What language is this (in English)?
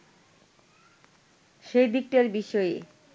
Bangla